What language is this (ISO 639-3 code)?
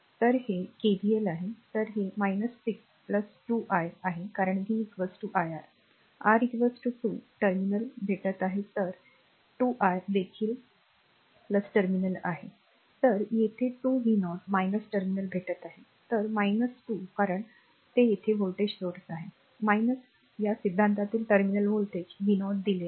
mar